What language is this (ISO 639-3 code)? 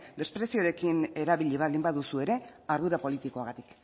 eus